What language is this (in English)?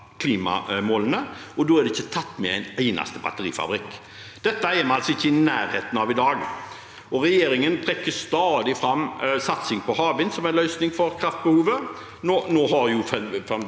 Norwegian